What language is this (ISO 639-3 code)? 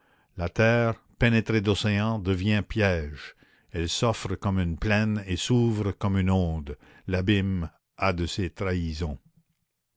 fra